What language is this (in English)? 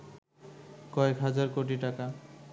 Bangla